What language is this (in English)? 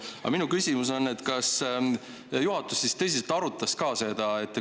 Estonian